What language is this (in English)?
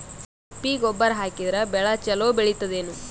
Kannada